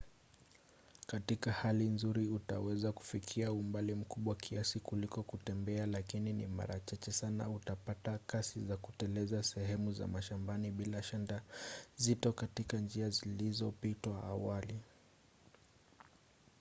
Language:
Swahili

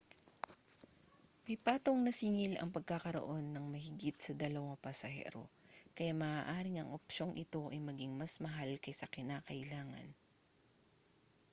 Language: Filipino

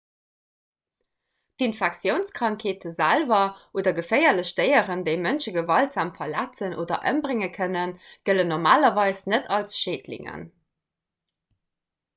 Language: Luxembourgish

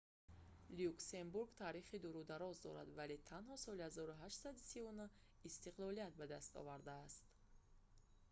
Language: Tajik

